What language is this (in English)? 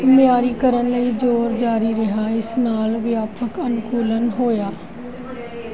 Punjabi